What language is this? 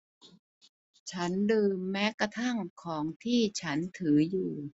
Thai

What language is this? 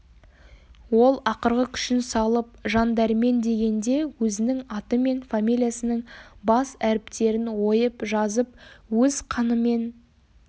Kazakh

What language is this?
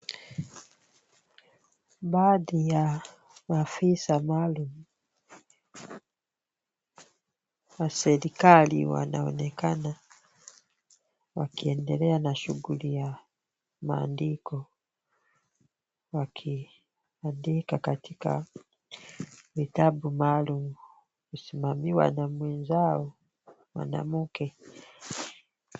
Swahili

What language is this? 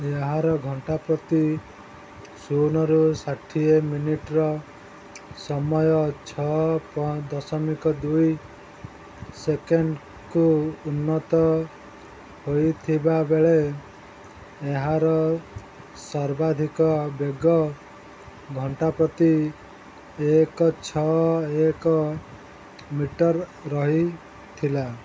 Odia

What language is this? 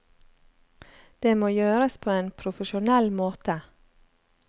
Norwegian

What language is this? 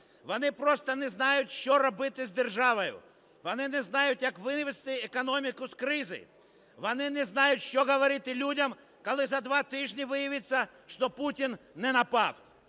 Ukrainian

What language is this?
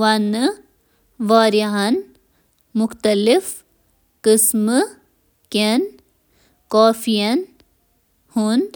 Kashmiri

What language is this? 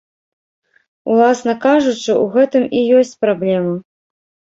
Belarusian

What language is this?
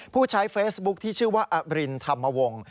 Thai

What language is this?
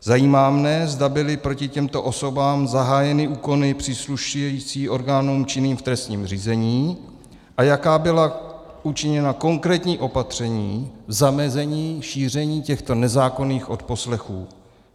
Czech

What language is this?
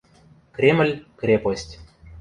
Western Mari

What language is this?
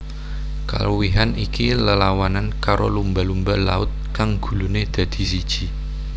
Javanese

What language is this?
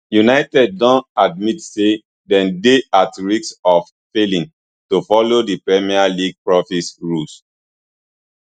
Nigerian Pidgin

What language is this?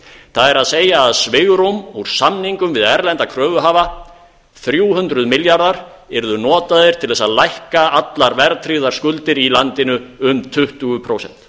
Icelandic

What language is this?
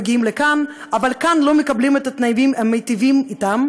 Hebrew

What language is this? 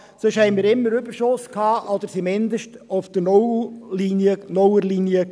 Swiss German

